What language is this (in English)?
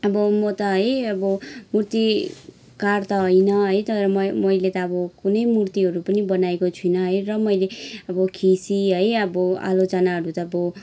Nepali